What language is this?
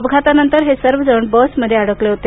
Marathi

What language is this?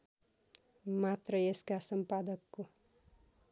Nepali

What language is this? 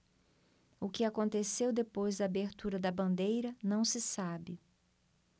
Portuguese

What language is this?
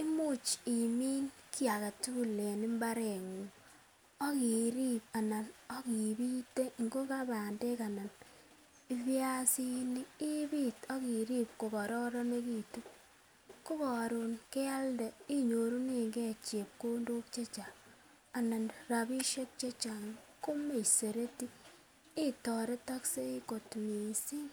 Kalenjin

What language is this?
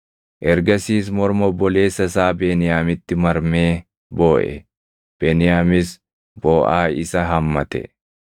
Oromo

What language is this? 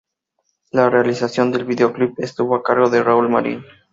Spanish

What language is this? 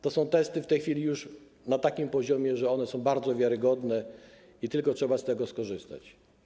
Polish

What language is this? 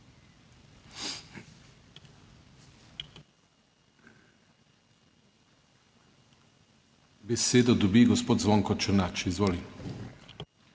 Slovenian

